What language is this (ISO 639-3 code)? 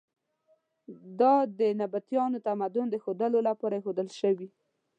pus